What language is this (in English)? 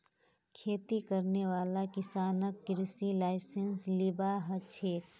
Magahi